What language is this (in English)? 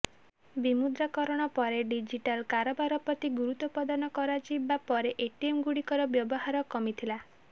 Odia